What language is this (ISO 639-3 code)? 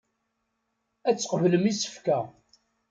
kab